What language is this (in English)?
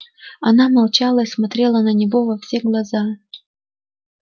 Russian